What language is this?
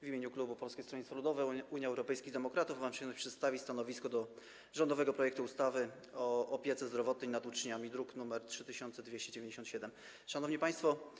Polish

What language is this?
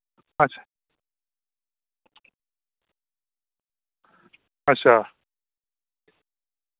Dogri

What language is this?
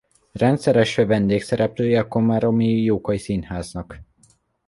Hungarian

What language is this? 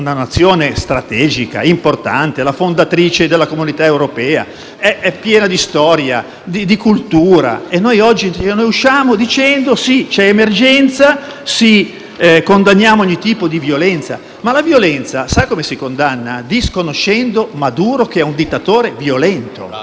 Italian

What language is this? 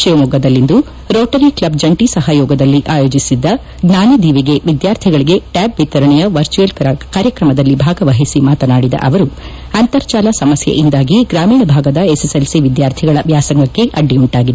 Kannada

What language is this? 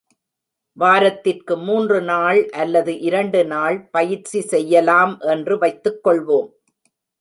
Tamil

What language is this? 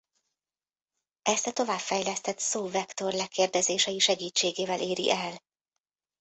Hungarian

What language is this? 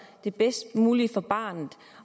Danish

